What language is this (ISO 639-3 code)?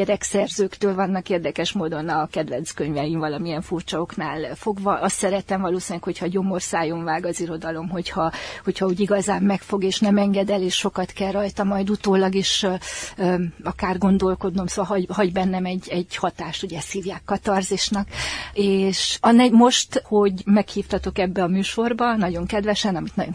hun